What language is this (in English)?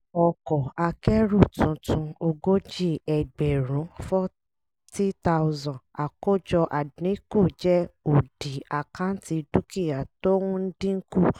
Yoruba